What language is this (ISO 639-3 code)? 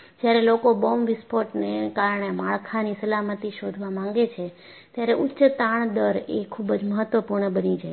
guj